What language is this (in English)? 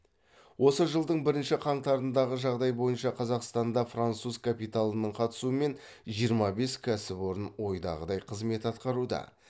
Kazakh